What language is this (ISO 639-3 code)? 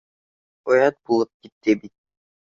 bak